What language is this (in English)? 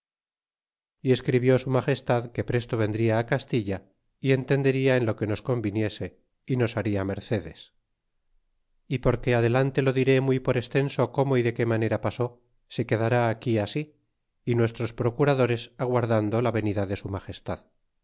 Spanish